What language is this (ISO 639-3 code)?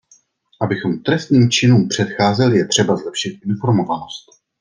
ces